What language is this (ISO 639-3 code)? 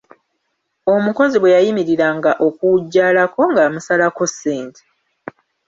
lug